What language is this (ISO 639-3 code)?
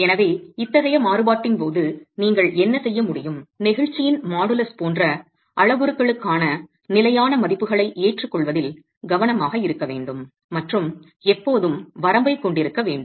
tam